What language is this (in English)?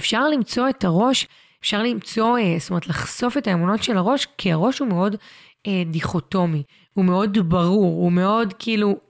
Hebrew